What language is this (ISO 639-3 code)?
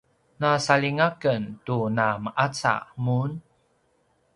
pwn